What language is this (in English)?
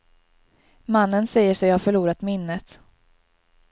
Swedish